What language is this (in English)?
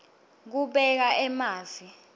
Swati